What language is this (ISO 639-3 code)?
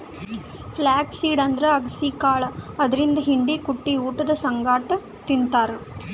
kan